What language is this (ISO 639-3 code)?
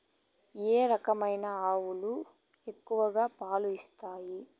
tel